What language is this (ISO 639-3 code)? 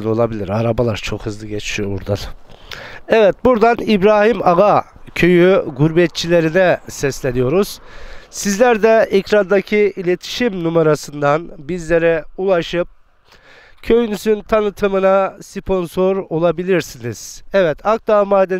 tur